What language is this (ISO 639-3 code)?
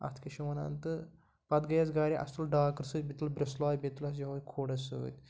kas